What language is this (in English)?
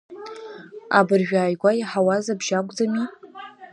Abkhazian